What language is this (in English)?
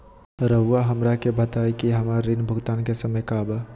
Magahi